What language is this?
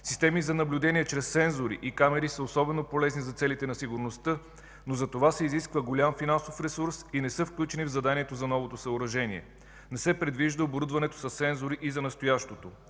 Bulgarian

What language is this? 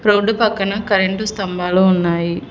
Telugu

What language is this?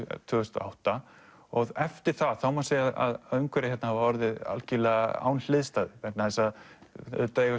Icelandic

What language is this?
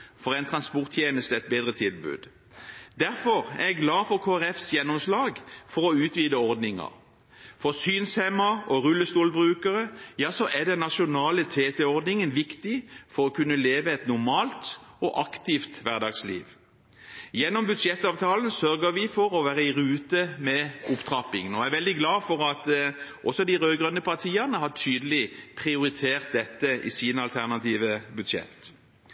Norwegian Bokmål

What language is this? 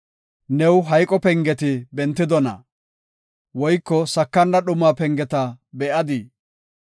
Gofa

